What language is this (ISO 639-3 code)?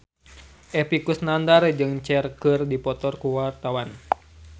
sun